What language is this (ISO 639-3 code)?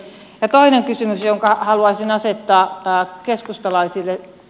fin